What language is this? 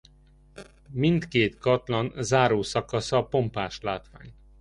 Hungarian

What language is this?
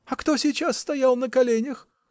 Russian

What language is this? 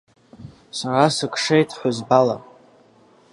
Abkhazian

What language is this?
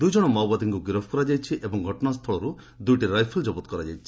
Odia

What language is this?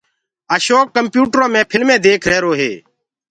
Gurgula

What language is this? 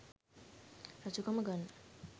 Sinhala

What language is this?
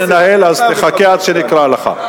Hebrew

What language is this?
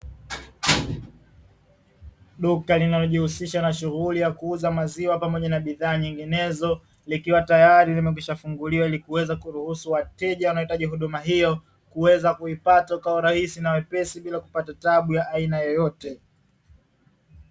Swahili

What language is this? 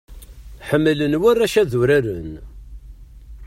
Kabyle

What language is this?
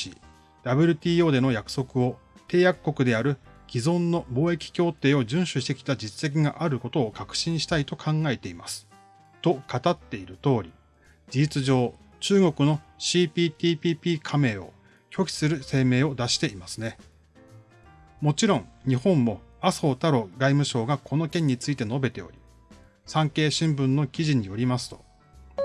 Japanese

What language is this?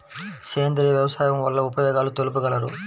Telugu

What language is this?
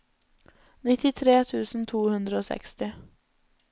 Norwegian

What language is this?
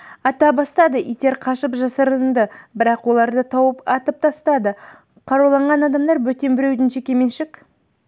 Kazakh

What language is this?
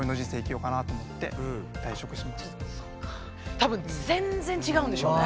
Japanese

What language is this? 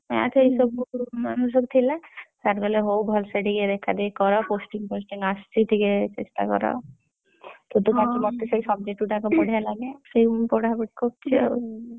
Odia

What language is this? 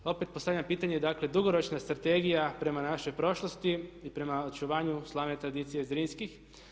Croatian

